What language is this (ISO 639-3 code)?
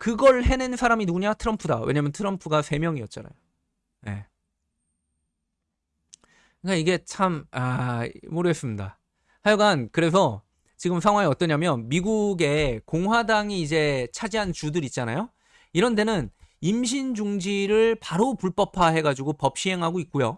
kor